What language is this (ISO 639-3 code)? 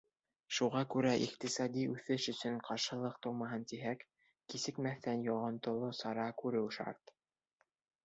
bak